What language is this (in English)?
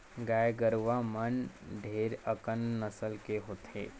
Chhattisgarhi